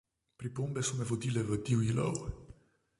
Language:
Slovenian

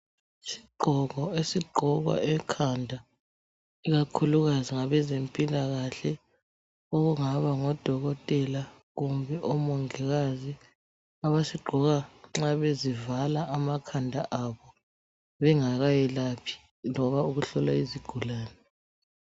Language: North Ndebele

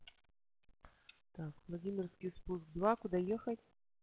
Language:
Russian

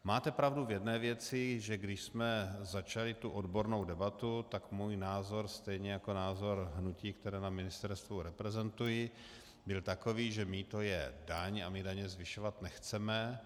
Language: Czech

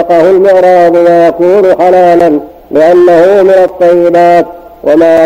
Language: Arabic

